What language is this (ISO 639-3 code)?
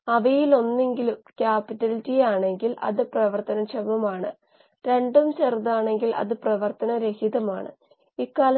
mal